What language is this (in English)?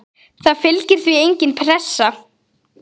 Icelandic